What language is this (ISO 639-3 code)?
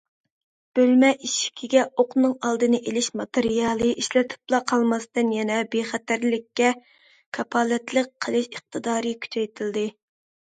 uig